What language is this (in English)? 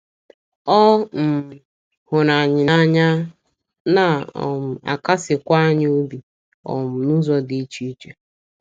Igbo